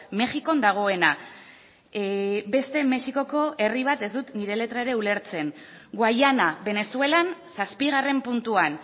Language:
Basque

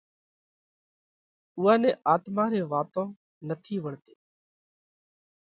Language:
Parkari Koli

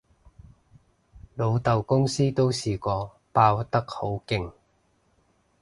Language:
Cantonese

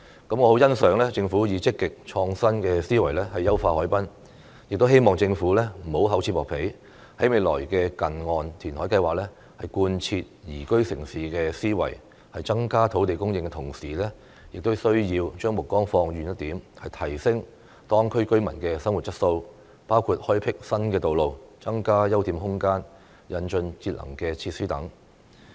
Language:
Cantonese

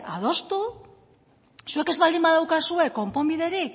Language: Basque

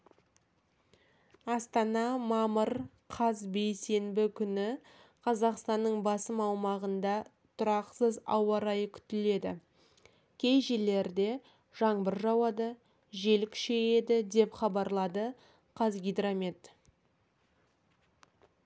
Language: Kazakh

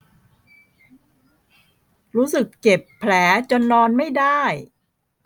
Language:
Thai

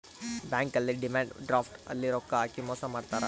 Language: Kannada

